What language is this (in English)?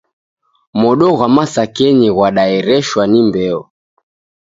Taita